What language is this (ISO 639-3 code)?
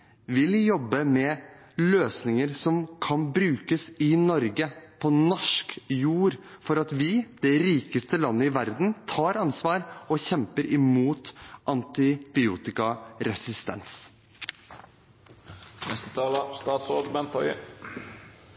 nob